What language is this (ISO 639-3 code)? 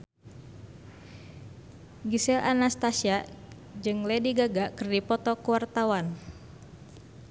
sun